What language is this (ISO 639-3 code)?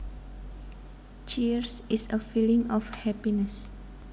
jav